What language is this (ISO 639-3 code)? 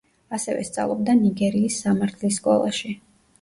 kat